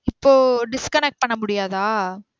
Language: Tamil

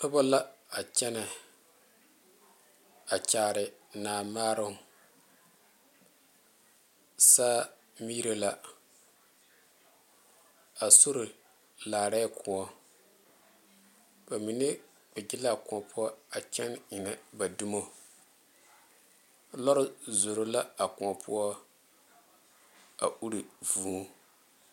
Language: Southern Dagaare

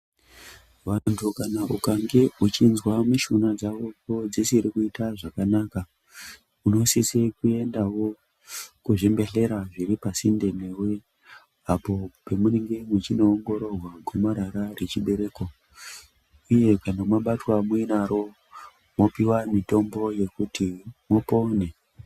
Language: Ndau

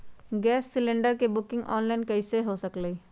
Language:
Magahi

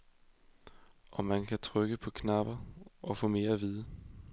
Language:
Danish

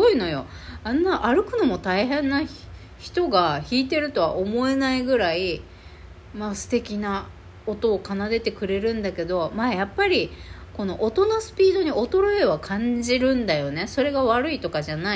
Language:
Japanese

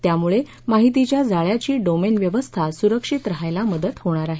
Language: Marathi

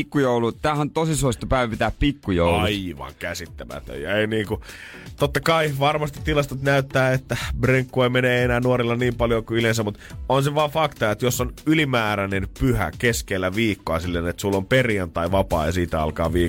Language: Finnish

